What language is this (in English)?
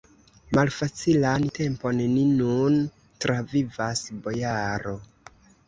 Esperanto